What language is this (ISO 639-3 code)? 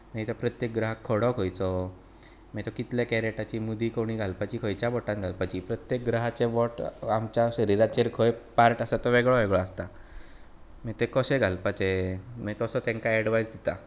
kok